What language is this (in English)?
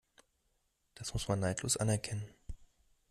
German